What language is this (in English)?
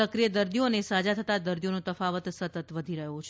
Gujarati